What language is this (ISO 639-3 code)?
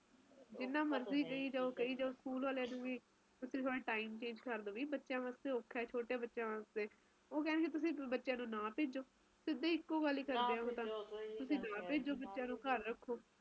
pan